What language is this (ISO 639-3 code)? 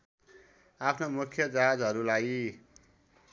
nep